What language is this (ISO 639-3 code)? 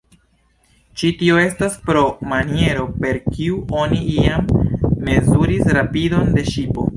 epo